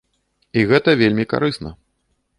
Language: Belarusian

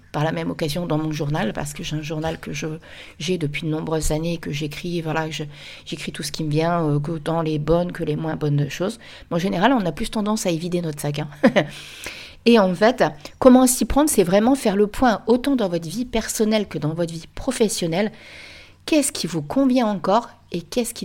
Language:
French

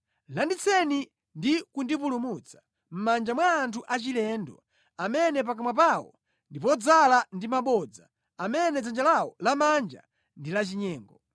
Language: Nyanja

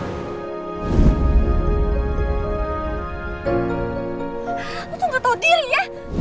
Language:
Indonesian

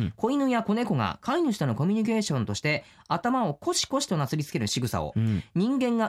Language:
Japanese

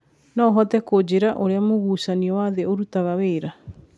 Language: Kikuyu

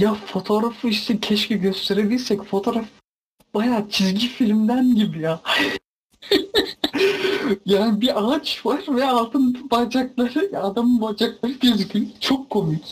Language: Turkish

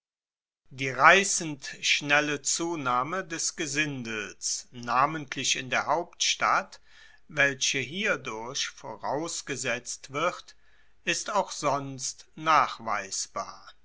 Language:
German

